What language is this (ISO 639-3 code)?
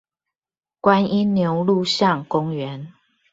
zho